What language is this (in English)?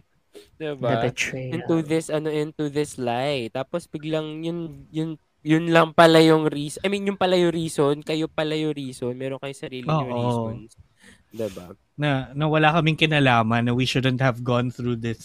Filipino